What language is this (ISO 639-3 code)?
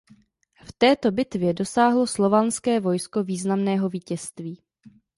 ces